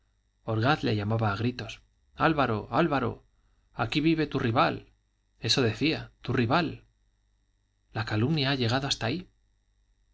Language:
Spanish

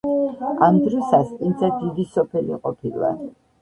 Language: Georgian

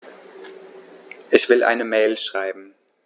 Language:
German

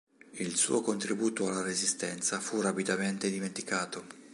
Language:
Italian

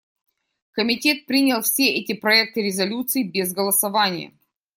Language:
Russian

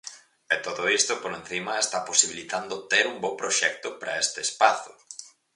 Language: Galician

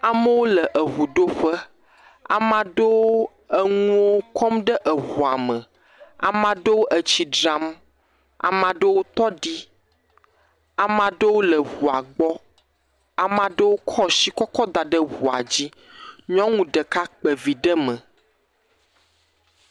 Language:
Ewe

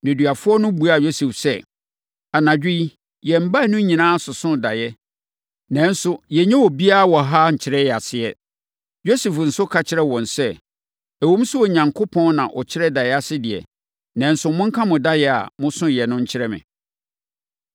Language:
Akan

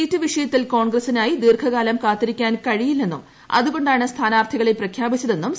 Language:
Malayalam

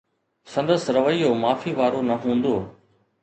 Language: Sindhi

